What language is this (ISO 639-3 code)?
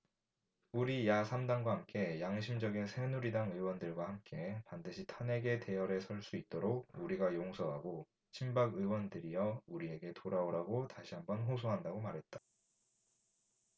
kor